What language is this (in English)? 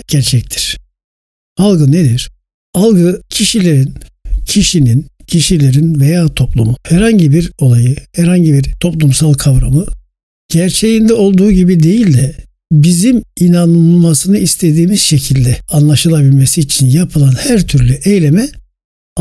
Turkish